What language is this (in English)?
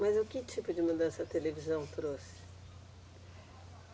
Portuguese